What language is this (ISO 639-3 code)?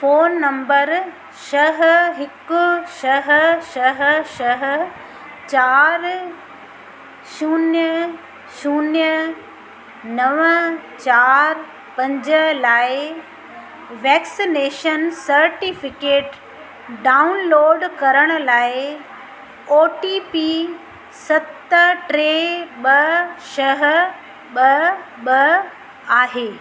snd